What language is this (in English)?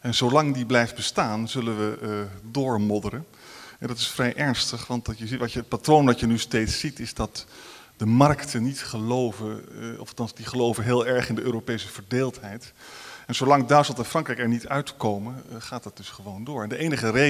Dutch